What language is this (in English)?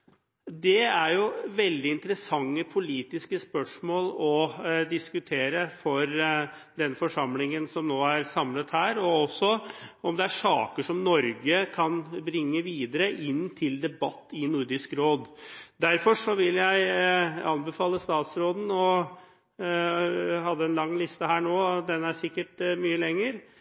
Norwegian Bokmål